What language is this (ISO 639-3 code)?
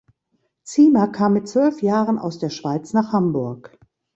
deu